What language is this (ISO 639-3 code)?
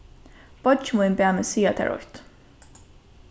fao